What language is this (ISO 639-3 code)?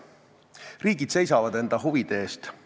est